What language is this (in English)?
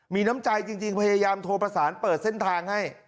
Thai